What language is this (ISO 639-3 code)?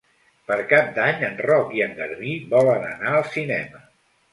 cat